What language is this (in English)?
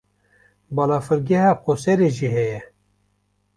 Kurdish